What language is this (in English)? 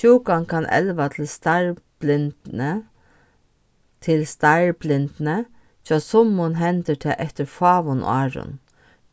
Faroese